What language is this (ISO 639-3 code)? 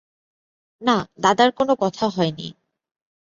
ben